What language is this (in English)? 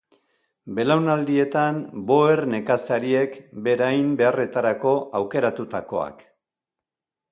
Basque